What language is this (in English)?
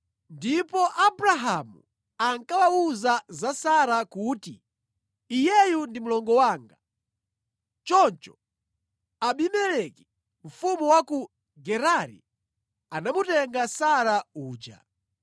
Nyanja